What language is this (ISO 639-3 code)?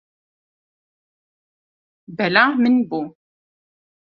kur